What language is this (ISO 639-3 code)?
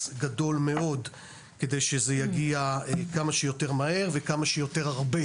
heb